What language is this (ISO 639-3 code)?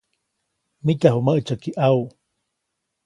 zoc